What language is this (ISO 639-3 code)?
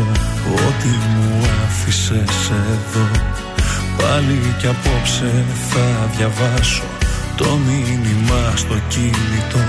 ell